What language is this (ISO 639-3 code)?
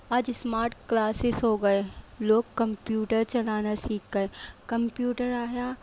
urd